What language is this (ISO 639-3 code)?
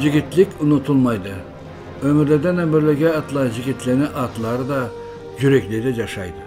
tur